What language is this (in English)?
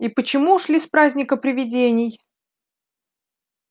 Russian